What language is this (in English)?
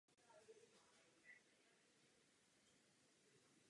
Czech